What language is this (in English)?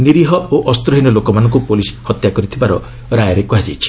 Odia